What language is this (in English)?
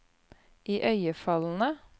Norwegian